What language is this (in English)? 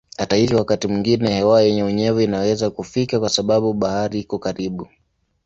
Swahili